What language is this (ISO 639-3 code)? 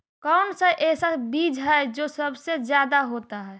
mag